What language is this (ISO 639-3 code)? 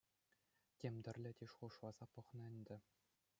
chv